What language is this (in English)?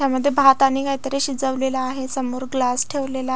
Marathi